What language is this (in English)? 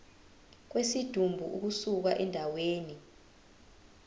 Zulu